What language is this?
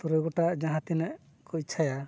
Santali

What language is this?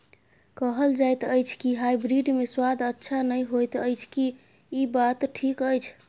Maithili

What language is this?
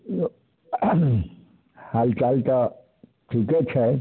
Maithili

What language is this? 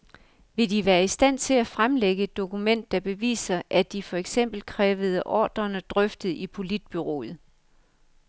Danish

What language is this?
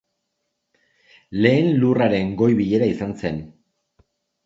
Basque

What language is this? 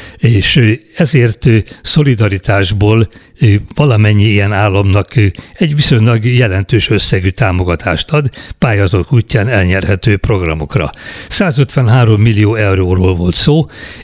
Hungarian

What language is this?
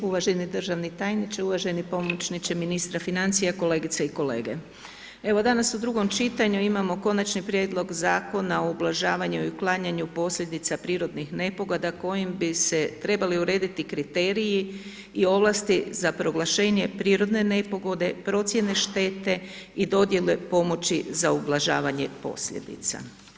Croatian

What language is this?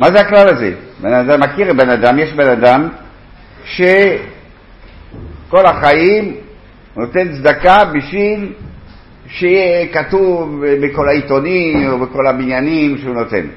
Hebrew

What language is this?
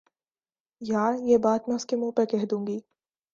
Urdu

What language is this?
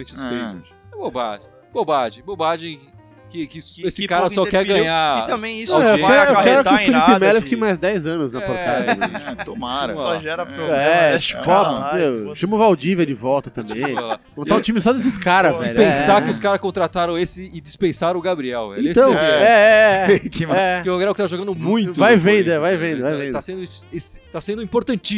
Portuguese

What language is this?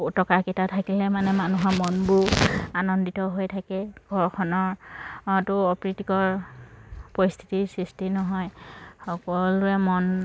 Assamese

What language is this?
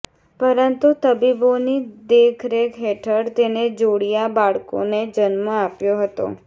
Gujarati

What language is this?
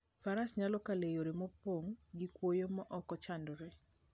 Luo (Kenya and Tanzania)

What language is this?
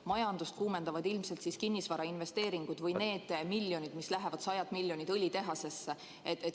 Estonian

